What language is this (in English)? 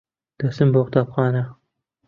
Central Kurdish